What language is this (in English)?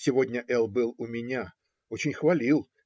Russian